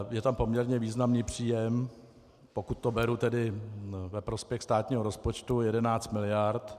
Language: Czech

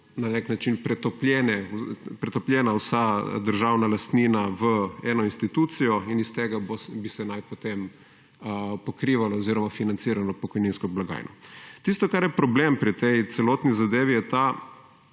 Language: Slovenian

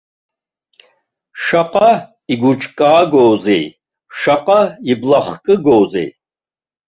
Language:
Abkhazian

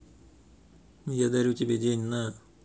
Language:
Russian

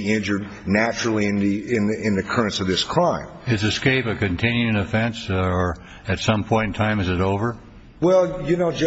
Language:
English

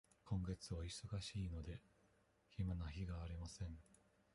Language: Japanese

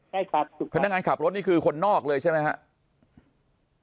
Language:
Thai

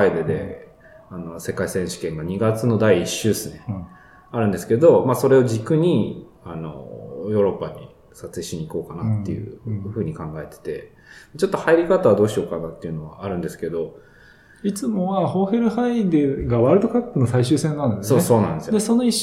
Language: Japanese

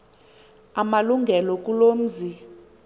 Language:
Xhosa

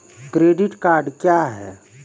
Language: Maithili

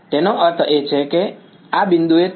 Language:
Gujarati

